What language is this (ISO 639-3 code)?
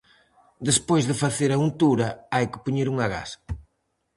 glg